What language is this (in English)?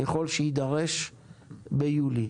Hebrew